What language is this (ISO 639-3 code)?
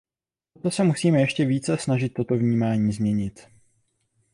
ces